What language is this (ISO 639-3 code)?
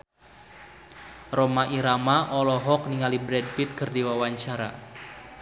sun